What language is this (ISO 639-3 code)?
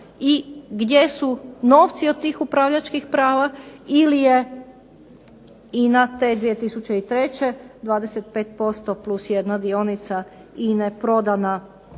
hrv